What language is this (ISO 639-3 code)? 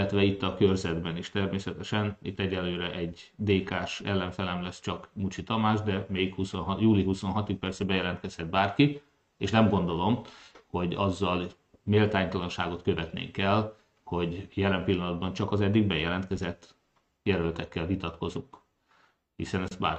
hun